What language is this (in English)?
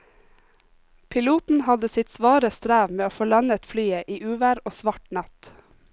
Norwegian